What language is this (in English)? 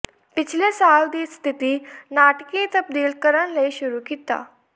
Punjabi